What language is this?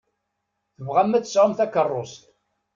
Kabyle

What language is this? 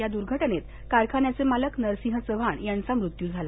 Marathi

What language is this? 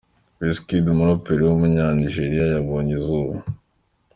Kinyarwanda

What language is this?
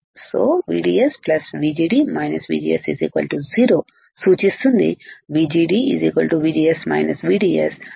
Telugu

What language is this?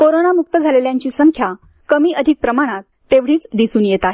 Marathi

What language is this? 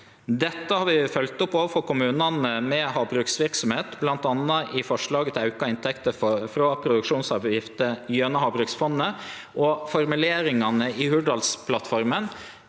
Norwegian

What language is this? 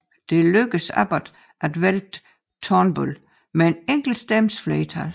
Danish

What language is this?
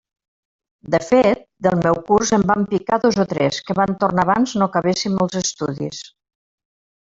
Catalan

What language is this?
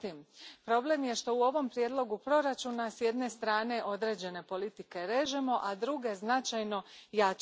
Croatian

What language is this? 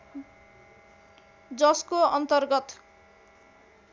Nepali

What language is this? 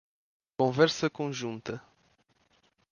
Portuguese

